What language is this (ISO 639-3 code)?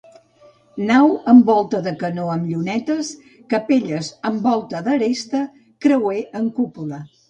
cat